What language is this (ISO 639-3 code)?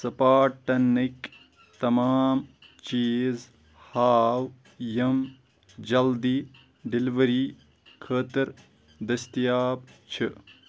kas